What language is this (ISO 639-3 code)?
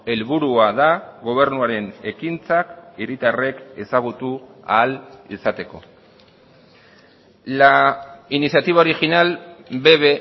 eus